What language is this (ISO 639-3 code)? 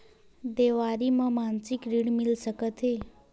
hne